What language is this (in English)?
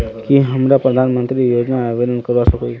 Magahi